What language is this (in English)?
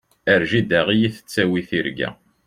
Kabyle